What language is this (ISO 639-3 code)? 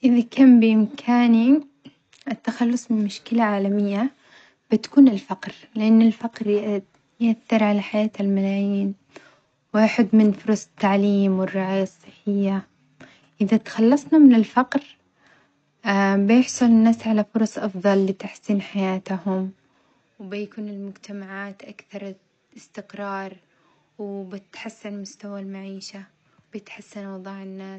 acx